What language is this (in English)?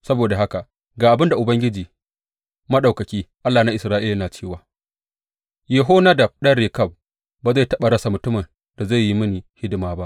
Hausa